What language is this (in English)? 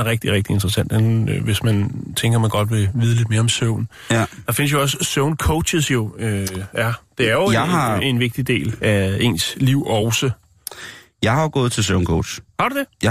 Danish